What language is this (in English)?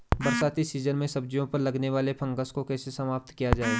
Hindi